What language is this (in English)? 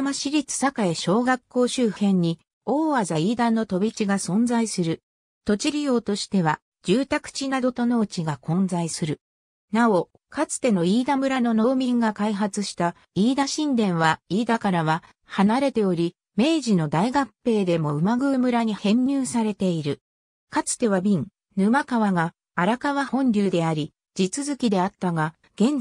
Japanese